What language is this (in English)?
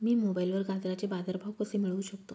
Marathi